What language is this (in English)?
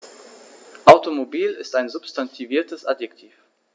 German